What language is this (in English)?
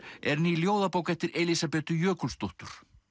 Icelandic